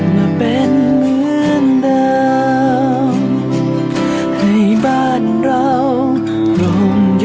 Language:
Thai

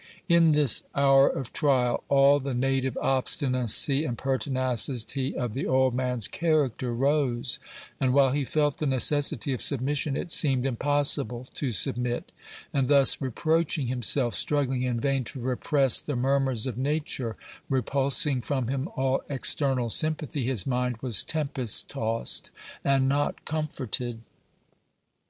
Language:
English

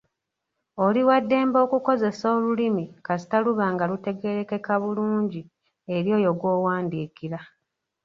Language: Ganda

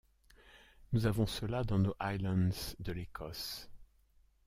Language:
French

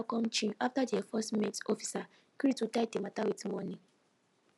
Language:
Nigerian Pidgin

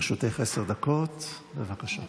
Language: Hebrew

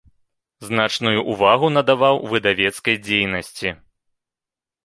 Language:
Belarusian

